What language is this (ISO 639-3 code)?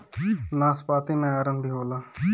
bho